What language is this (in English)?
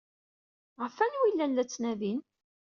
Kabyle